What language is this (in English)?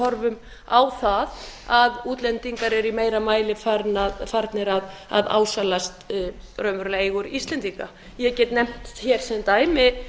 Icelandic